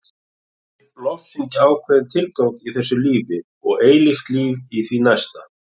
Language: Icelandic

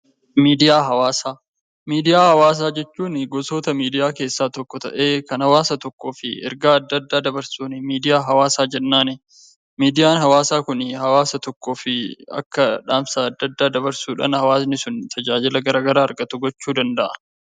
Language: Oromo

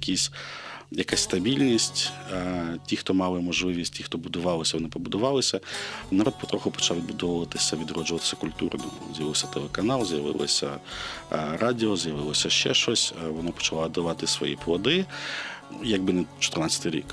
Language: Ukrainian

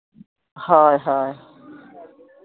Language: Santali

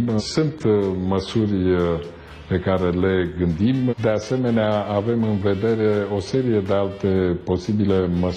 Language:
Romanian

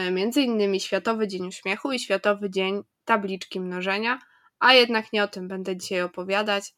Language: Polish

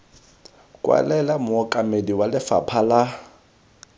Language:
Tswana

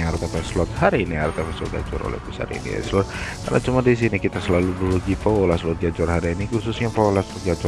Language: Indonesian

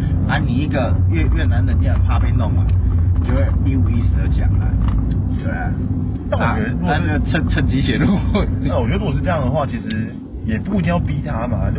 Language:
Chinese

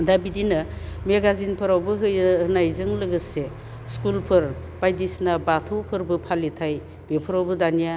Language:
Bodo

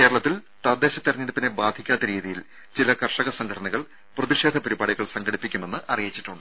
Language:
Malayalam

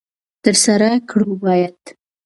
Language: Pashto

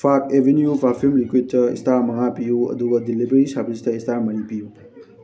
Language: Manipuri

